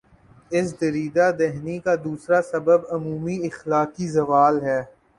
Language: Urdu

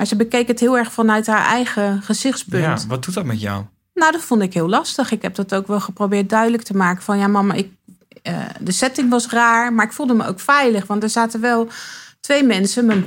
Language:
Dutch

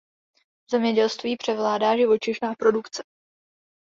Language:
Czech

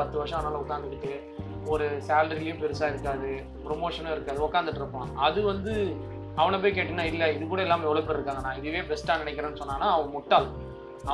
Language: Tamil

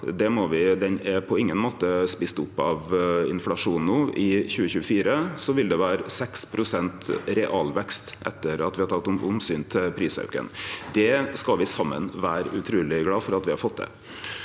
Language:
Norwegian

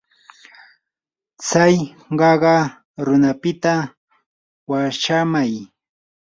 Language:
Yanahuanca Pasco Quechua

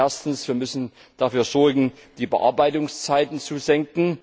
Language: German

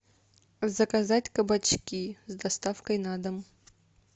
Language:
Russian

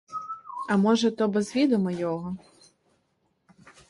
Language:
Ukrainian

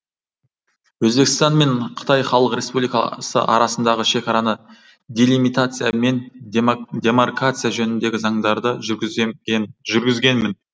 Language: Kazakh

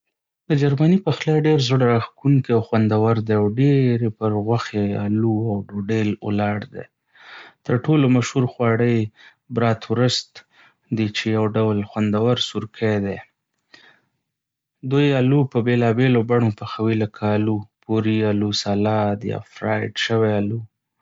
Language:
Pashto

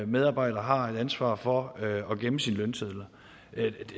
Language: Danish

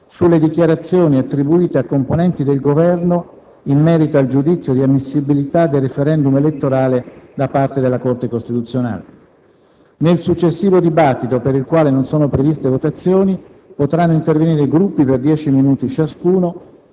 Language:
Italian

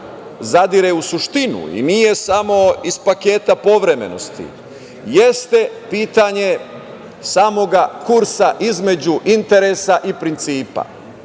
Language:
Serbian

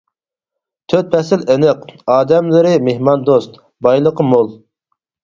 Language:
Uyghur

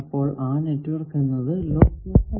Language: Malayalam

